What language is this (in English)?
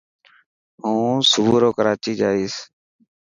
Dhatki